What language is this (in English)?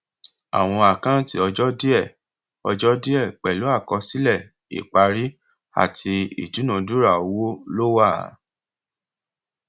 Yoruba